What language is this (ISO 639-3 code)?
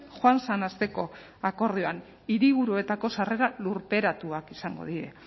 eus